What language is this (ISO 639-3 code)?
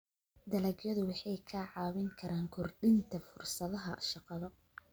som